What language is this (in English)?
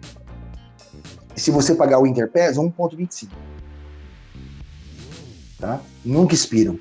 Portuguese